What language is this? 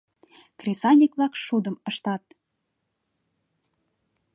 Mari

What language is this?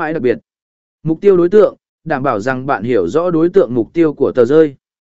Vietnamese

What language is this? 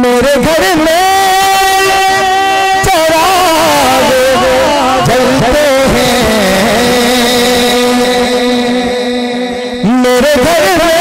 Hindi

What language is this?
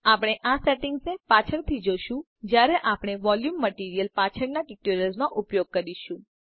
Gujarati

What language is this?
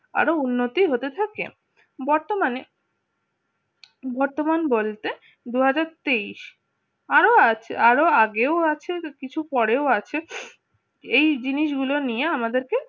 Bangla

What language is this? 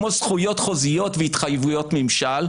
Hebrew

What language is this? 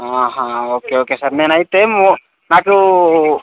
Telugu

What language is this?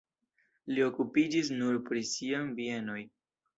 Esperanto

